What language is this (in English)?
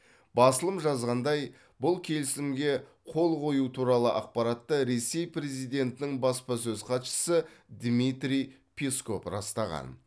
Kazakh